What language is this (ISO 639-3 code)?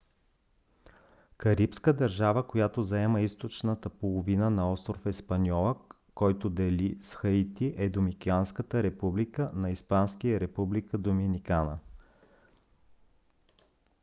bul